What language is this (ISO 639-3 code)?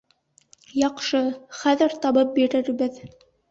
bak